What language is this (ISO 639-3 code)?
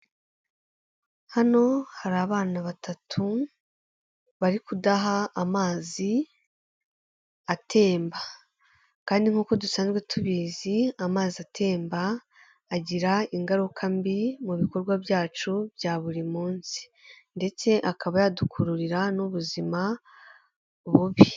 kin